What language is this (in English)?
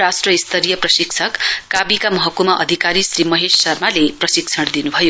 Nepali